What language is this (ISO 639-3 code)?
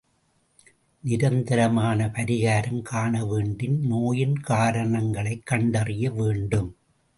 tam